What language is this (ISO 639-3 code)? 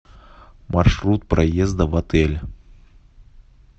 rus